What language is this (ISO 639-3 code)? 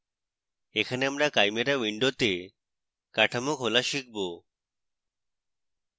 ben